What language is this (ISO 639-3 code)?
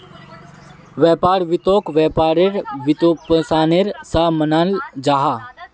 mag